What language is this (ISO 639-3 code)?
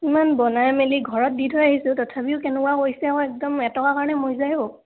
asm